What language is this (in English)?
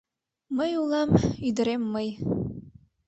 Mari